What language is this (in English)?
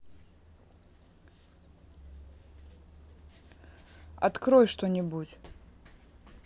Russian